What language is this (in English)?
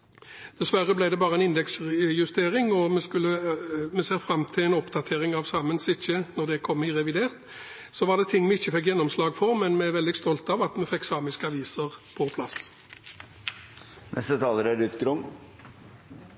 Norwegian Bokmål